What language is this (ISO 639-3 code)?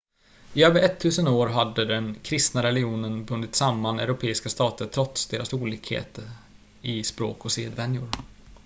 swe